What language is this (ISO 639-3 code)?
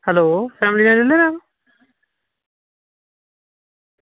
doi